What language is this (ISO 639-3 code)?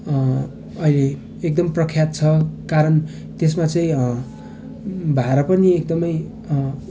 nep